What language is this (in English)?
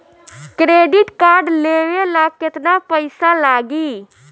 Bhojpuri